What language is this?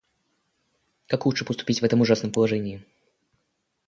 Russian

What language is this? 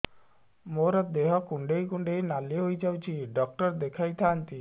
Odia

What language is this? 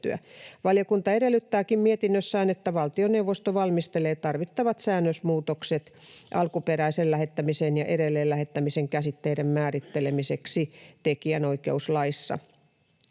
Finnish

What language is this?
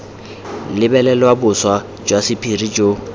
Tswana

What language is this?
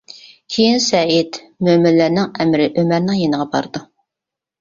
Uyghur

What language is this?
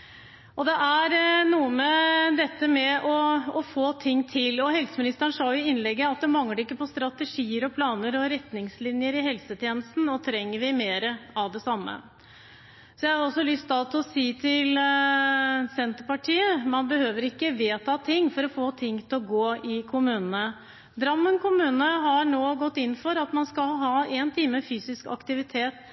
Norwegian Bokmål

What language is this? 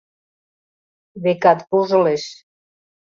Mari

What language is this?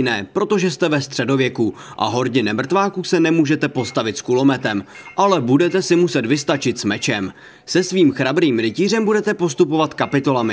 Czech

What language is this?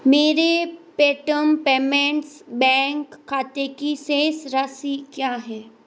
Hindi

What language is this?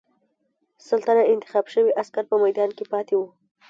Pashto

